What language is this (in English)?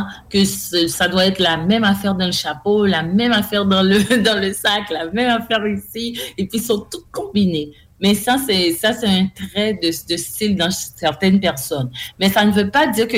French